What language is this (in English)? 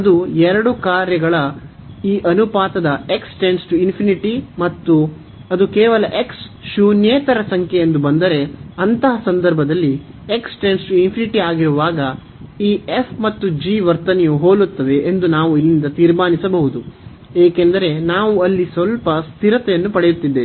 Kannada